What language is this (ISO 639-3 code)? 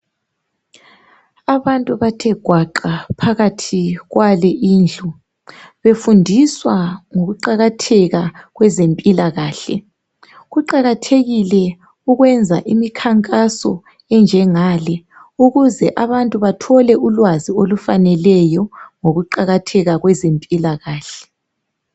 nde